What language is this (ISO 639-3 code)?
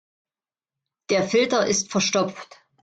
deu